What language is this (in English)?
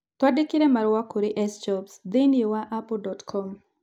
Kikuyu